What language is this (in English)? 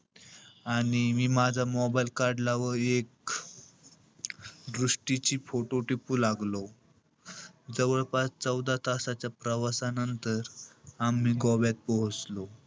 Marathi